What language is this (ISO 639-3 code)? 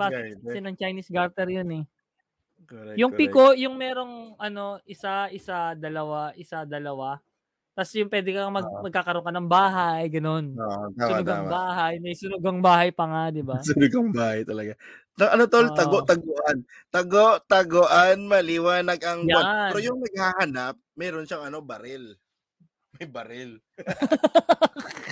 fil